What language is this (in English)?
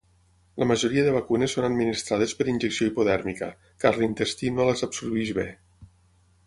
Catalan